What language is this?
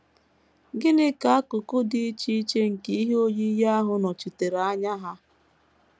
Igbo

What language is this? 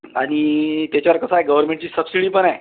Marathi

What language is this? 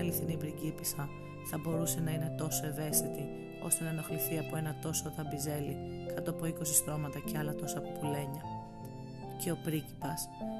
Greek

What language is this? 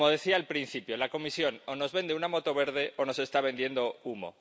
Spanish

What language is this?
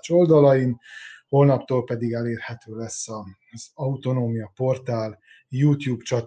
Hungarian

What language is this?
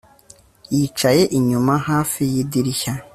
Kinyarwanda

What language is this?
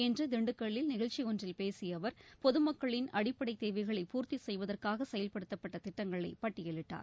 Tamil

